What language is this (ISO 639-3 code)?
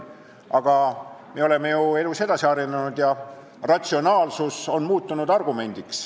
est